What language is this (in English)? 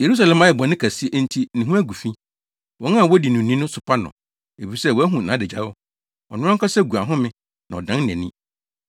Akan